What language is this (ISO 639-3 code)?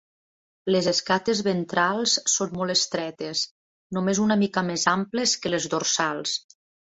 cat